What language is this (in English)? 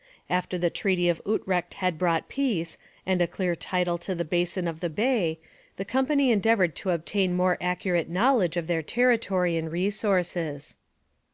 English